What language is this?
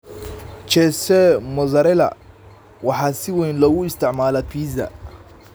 Somali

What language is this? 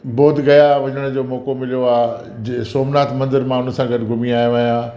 Sindhi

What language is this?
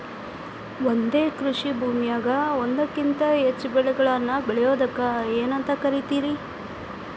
Kannada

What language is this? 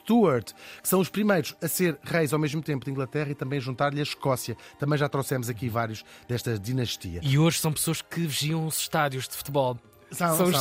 Portuguese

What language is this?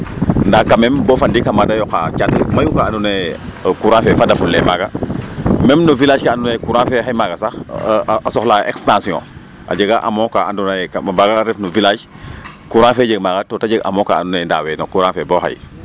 Serer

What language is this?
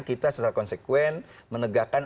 Indonesian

